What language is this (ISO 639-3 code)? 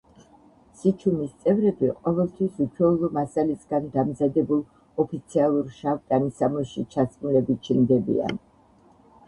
kat